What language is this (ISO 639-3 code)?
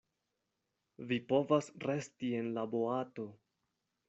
epo